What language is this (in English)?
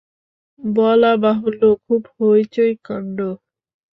Bangla